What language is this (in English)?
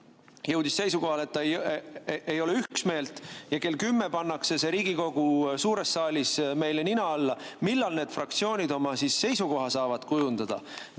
Estonian